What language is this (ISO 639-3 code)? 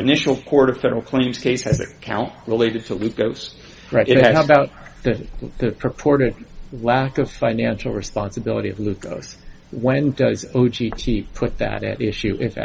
eng